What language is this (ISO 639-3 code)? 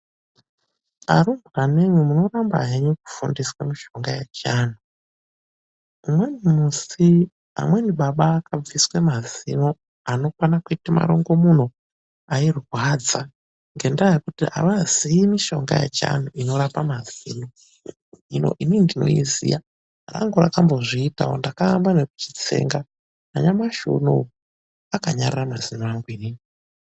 ndc